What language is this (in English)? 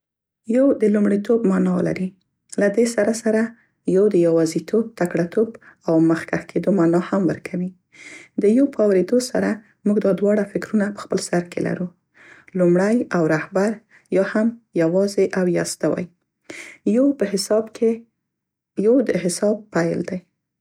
Central Pashto